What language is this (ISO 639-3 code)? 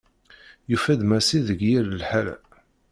kab